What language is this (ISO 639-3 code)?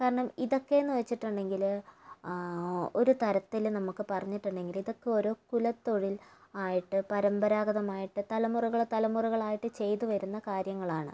mal